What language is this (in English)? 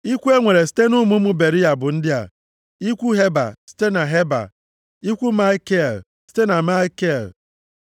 Igbo